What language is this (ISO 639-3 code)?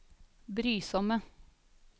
nor